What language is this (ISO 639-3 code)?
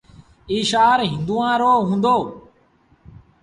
sbn